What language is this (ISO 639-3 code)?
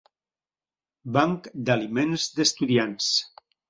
cat